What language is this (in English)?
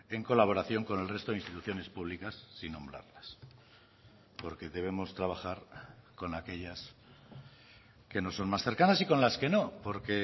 Spanish